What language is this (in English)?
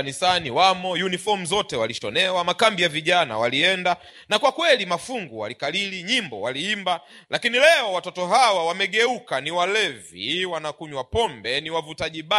Swahili